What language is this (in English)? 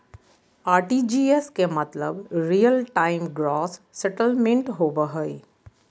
Magahi